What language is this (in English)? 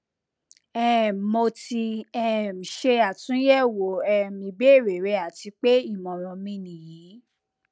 Yoruba